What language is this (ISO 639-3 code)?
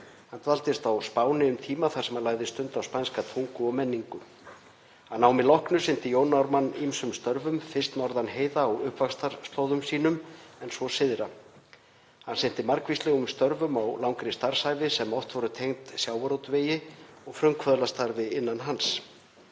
isl